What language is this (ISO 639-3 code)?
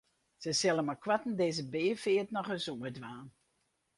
fry